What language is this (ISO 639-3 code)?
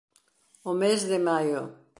glg